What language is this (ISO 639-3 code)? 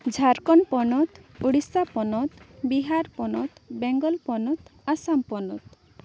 sat